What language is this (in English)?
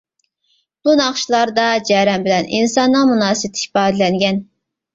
Uyghur